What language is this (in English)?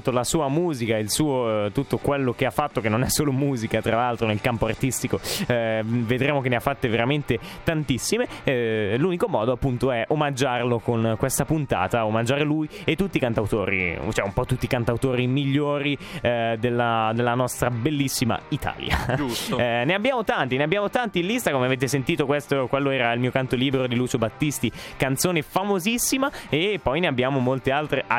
Italian